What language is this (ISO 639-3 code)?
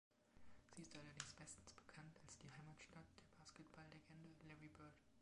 deu